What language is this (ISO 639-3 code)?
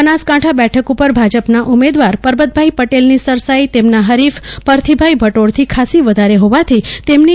guj